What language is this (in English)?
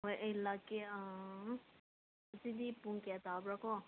Manipuri